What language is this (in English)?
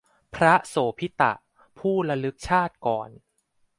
Thai